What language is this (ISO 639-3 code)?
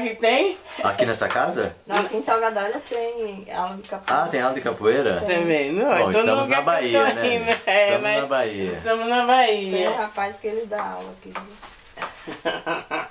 por